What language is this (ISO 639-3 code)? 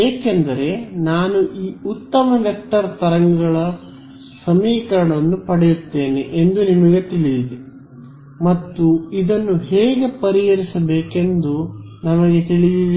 kan